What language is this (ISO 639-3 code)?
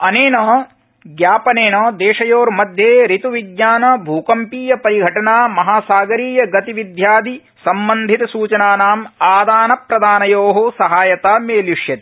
san